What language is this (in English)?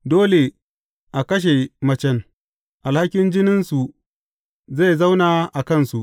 Hausa